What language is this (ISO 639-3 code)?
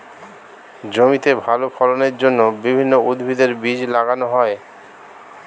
ben